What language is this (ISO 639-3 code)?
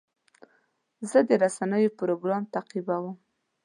pus